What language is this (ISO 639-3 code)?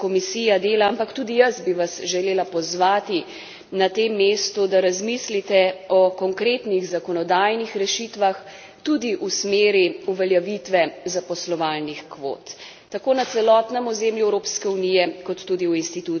slv